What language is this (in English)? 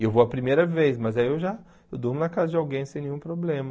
Portuguese